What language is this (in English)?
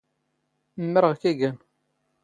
Standard Moroccan Tamazight